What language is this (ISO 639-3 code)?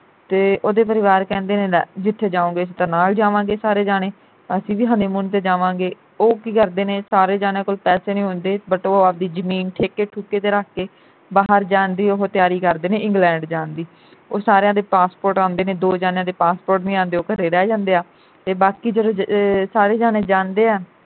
pan